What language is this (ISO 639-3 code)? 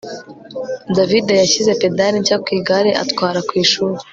kin